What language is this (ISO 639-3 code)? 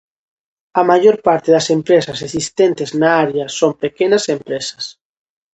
glg